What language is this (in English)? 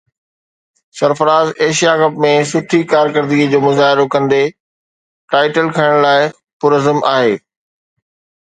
Sindhi